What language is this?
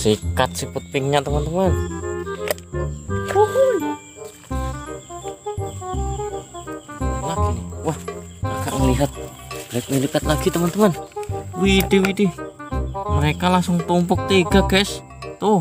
Indonesian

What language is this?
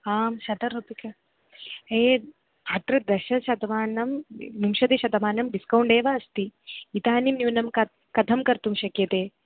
Sanskrit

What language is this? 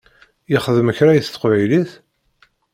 Kabyle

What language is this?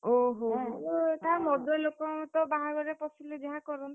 Odia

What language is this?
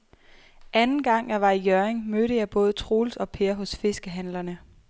Danish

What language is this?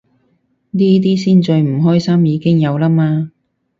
Cantonese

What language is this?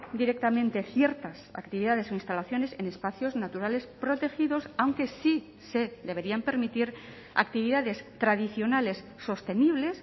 Spanish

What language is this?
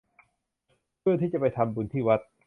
Thai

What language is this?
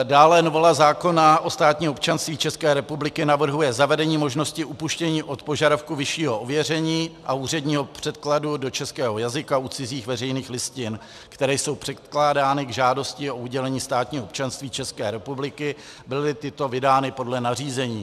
Czech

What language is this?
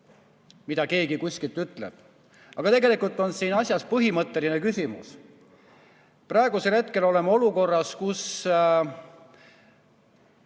Estonian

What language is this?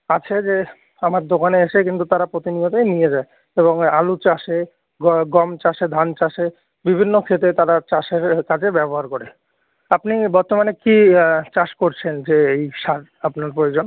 Bangla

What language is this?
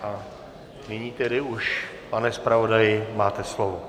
Czech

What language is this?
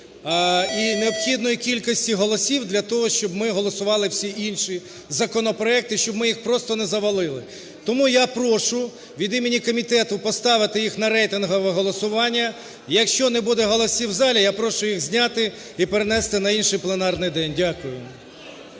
Ukrainian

